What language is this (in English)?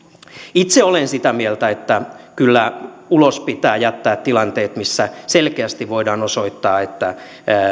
Finnish